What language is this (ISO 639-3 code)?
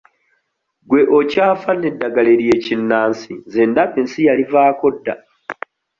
lug